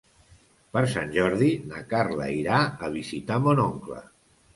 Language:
Catalan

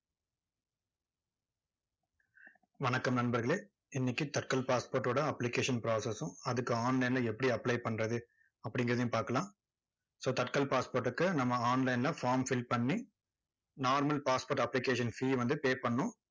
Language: Tamil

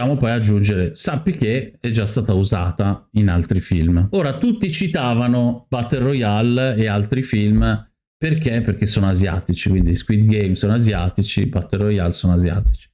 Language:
Italian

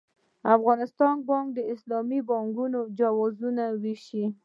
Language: Pashto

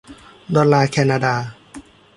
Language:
Thai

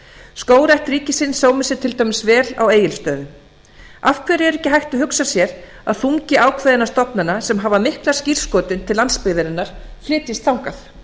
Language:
Icelandic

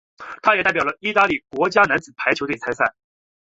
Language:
Chinese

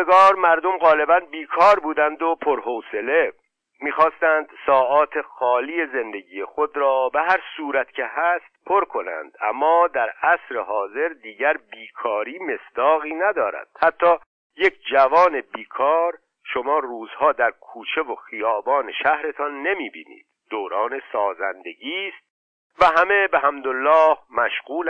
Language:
Persian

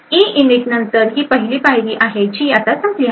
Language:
Marathi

